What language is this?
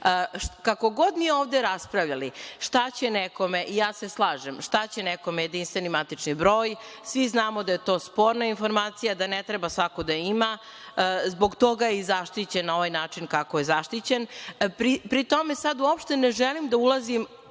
Serbian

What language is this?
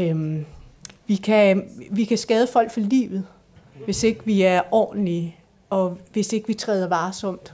Danish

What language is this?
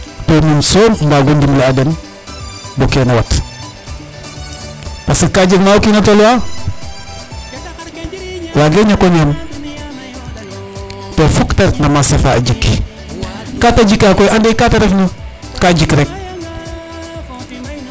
Serer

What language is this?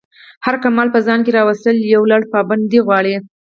Pashto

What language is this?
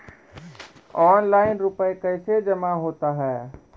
Maithili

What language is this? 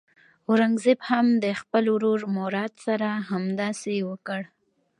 Pashto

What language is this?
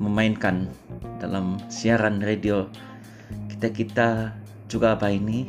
Malay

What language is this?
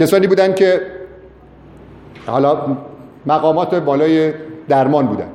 Persian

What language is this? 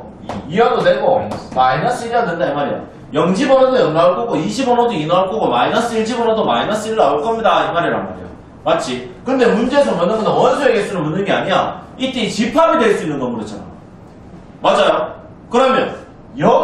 Korean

